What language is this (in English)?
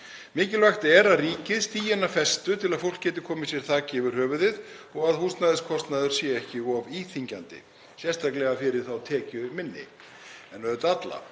Icelandic